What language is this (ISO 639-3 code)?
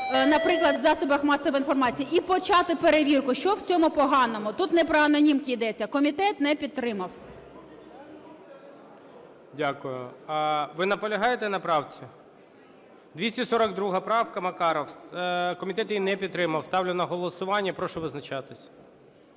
ukr